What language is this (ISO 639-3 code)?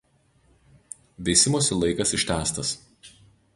lit